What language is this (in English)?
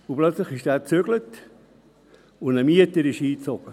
Swiss German